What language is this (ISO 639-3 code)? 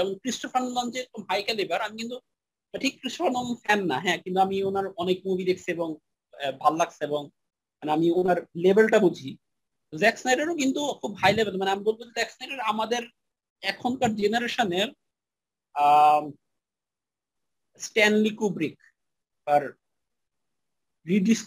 ben